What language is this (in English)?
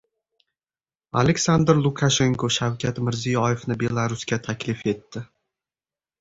Uzbek